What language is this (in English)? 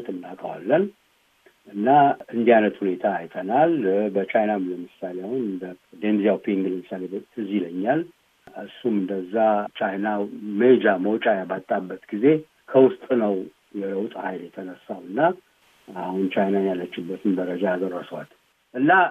Amharic